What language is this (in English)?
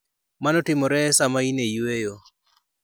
Luo (Kenya and Tanzania)